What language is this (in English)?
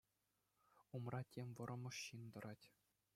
Chuvash